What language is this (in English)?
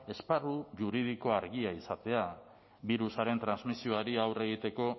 Basque